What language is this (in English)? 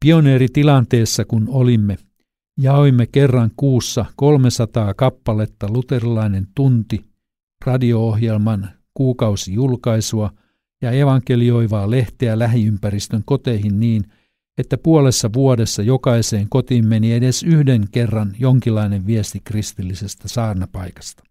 Finnish